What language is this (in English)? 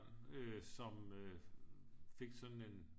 Danish